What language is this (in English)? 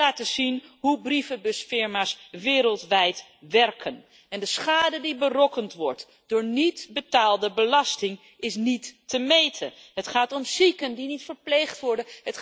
Dutch